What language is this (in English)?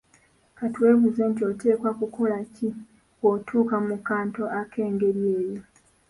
Ganda